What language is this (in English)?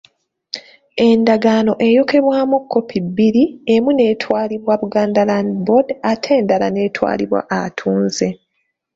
Ganda